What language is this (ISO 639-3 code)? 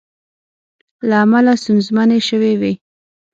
pus